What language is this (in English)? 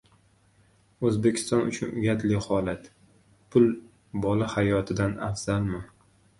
Uzbek